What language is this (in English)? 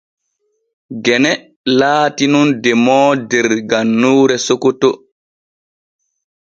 Borgu Fulfulde